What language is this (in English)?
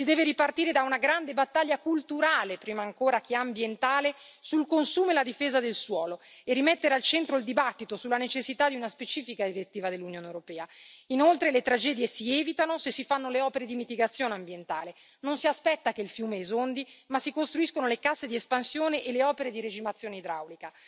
Italian